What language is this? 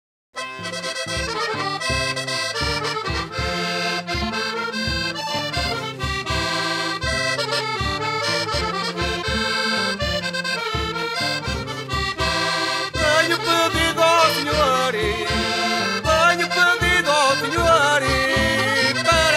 Portuguese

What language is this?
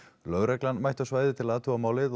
Icelandic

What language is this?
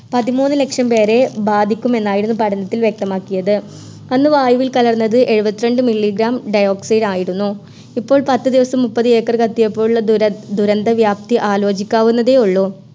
Malayalam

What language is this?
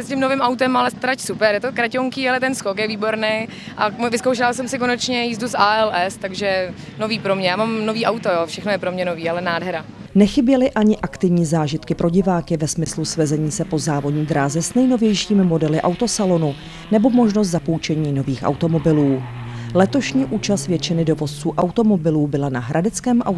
Czech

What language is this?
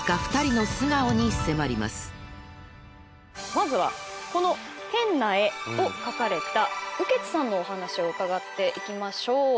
Japanese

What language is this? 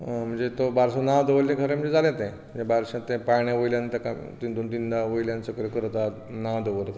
Konkani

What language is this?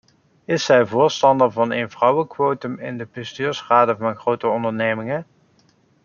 Dutch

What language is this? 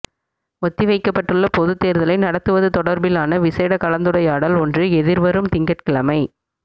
Tamil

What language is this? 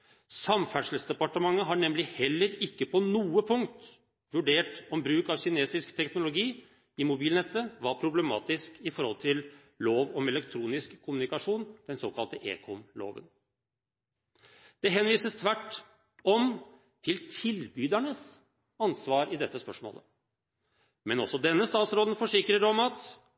Norwegian Bokmål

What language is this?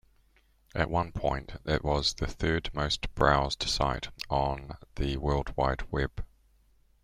English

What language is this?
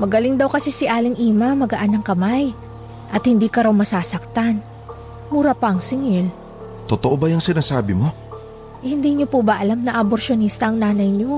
Filipino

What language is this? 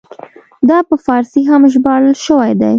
Pashto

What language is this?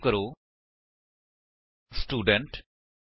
Punjabi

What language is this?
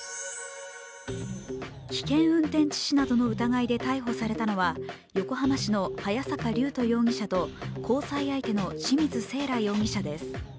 Japanese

